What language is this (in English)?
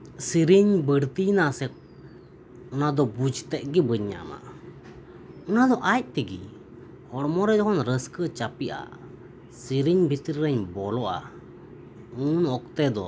Santali